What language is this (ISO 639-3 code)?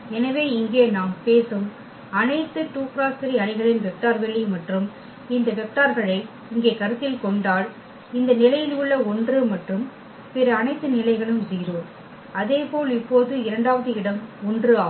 tam